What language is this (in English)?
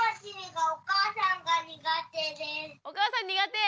Japanese